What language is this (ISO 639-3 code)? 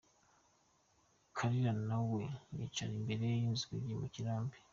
kin